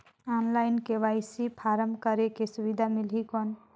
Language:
Chhattisgarhi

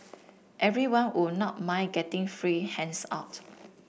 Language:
English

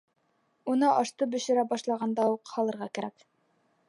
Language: Bashkir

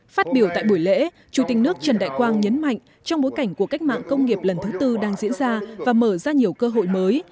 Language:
Vietnamese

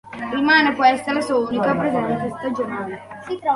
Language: Italian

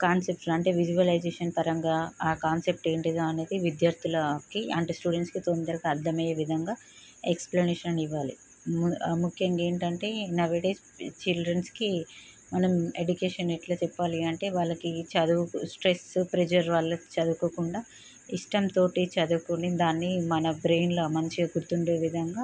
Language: Telugu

